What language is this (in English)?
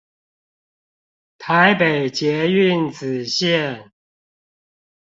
Chinese